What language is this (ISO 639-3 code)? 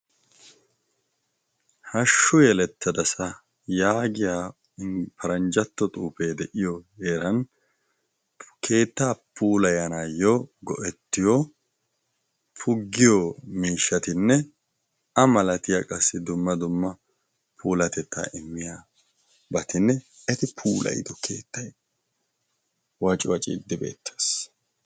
wal